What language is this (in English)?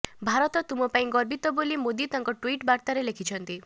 Odia